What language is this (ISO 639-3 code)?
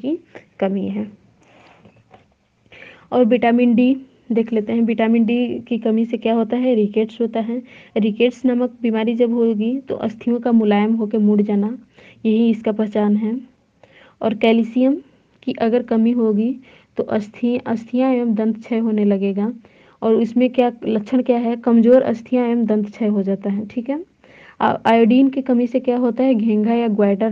hin